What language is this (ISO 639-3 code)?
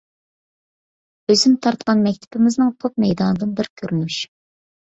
uig